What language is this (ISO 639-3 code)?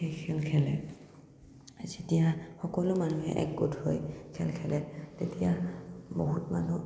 asm